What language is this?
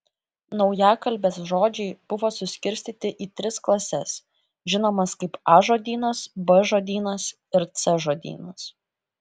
Lithuanian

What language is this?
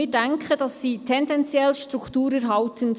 Swiss German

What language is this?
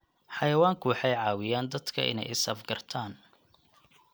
Somali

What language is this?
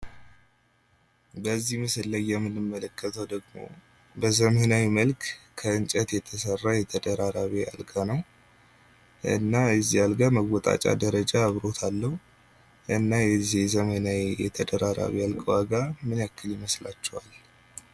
Amharic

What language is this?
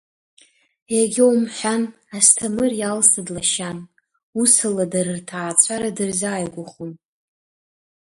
Abkhazian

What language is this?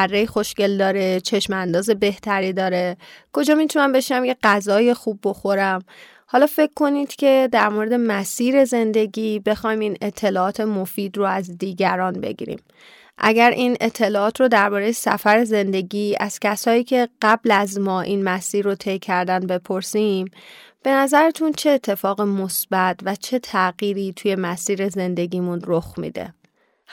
Persian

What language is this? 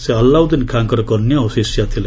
Odia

